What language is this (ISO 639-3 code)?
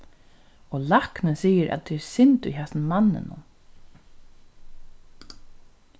fao